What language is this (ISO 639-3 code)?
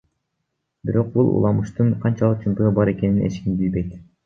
kir